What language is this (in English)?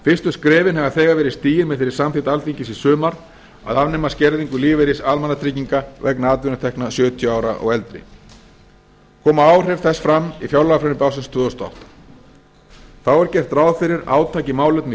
Icelandic